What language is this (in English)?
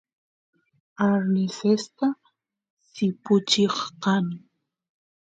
Santiago del Estero Quichua